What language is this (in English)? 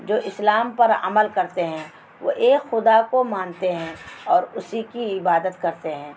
Urdu